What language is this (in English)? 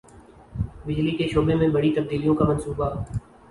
Urdu